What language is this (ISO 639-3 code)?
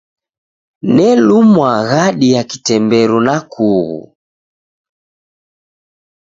dav